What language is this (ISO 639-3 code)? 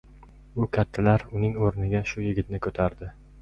uzb